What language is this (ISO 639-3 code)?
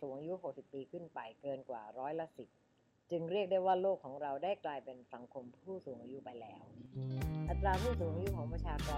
tha